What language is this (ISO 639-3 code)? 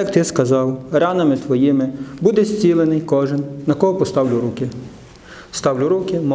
ukr